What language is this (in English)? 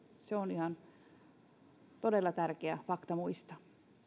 Finnish